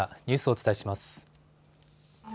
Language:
Japanese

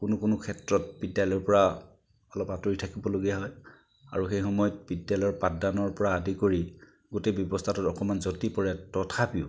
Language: Assamese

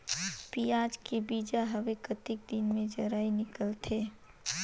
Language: Chhattisgarhi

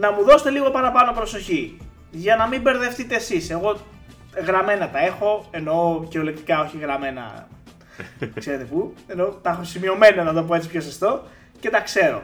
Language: Greek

